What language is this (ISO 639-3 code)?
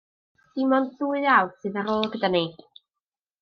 cym